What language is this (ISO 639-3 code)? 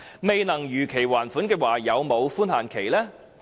yue